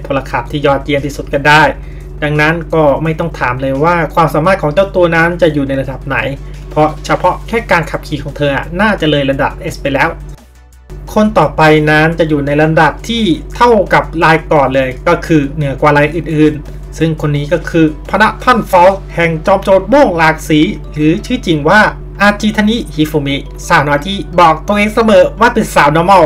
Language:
Thai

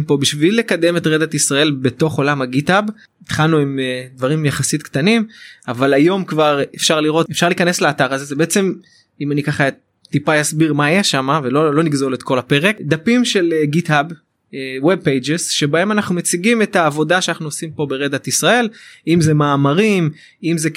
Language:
Hebrew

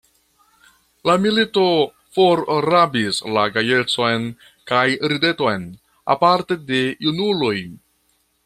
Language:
Esperanto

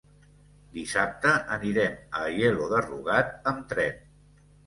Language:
Catalan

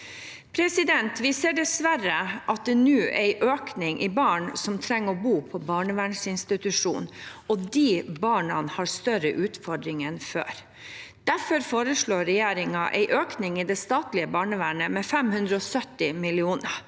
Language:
Norwegian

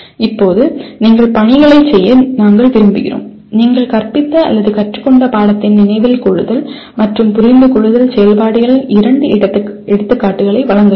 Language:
Tamil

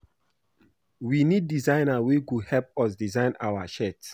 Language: Nigerian Pidgin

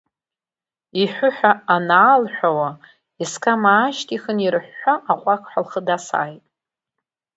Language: Abkhazian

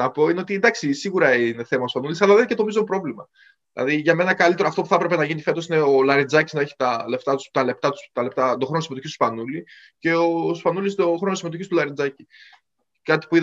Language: Greek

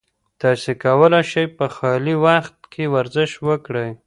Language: Pashto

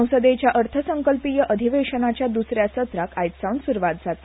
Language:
Konkani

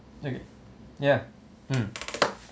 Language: English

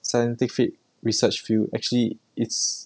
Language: English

